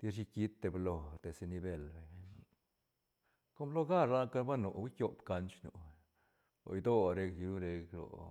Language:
Santa Catarina Albarradas Zapotec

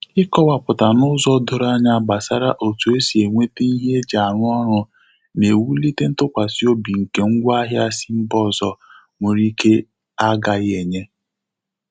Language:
Igbo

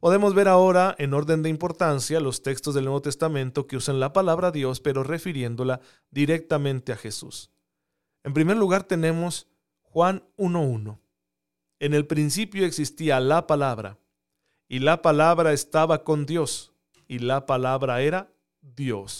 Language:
Spanish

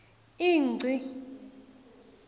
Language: Swati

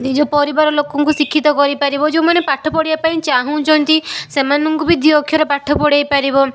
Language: Odia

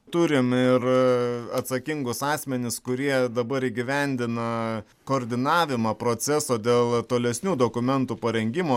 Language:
Lithuanian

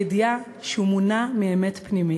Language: Hebrew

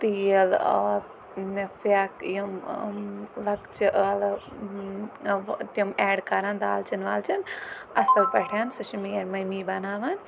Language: Kashmiri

